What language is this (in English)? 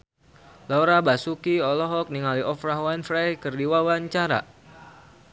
Sundanese